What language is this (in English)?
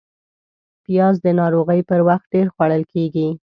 Pashto